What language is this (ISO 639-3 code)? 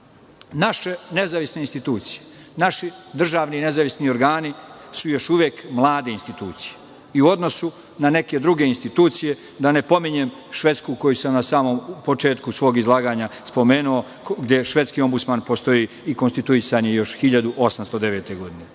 srp